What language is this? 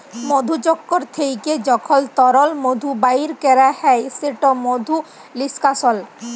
Bangla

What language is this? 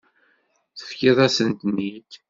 Kabyle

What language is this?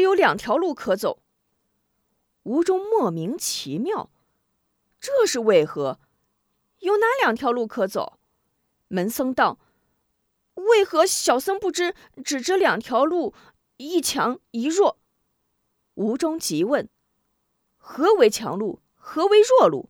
Chinese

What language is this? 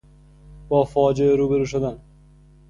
Persian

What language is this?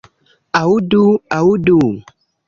Esperanto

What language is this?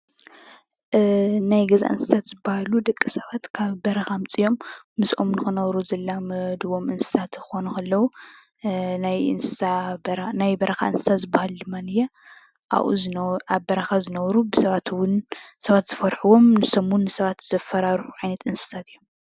Tigrinya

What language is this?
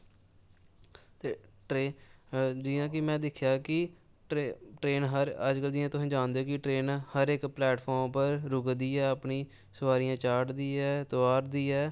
Dogri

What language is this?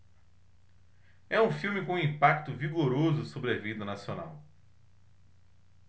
Portuguese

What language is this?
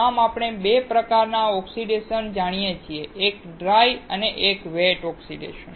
Gujarati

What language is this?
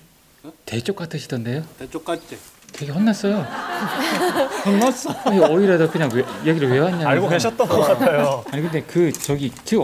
Korean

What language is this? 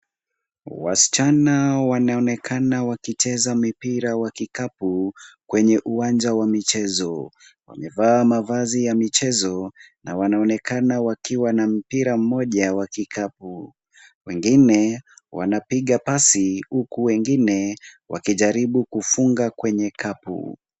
Swahili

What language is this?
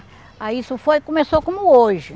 Portuguese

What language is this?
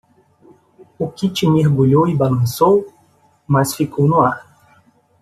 Portuguese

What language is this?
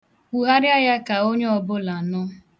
Igbo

